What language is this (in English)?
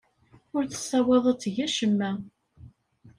Kabyle